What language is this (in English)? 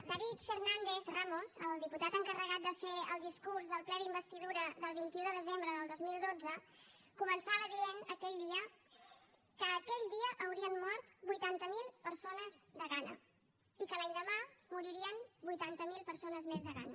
Catalan